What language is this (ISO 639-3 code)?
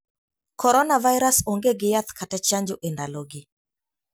luo